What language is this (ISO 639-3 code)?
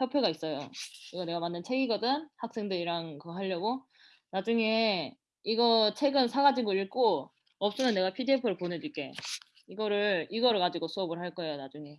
kor